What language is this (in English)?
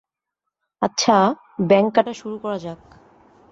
Bangla